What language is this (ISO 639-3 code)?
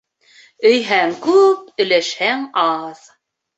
bak